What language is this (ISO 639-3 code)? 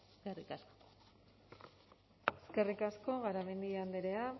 eus